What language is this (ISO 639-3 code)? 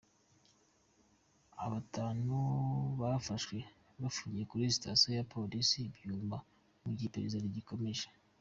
kin